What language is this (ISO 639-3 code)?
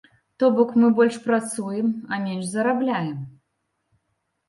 bel